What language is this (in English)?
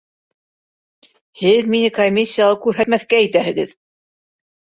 Bashkir